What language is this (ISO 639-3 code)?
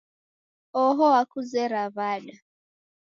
dav